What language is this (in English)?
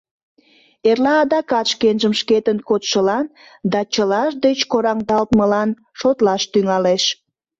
Mari